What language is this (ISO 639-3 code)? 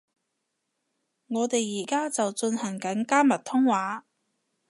yue